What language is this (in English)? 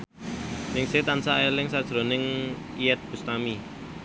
Javanese